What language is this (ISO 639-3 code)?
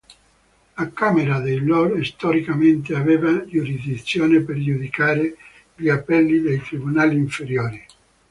ita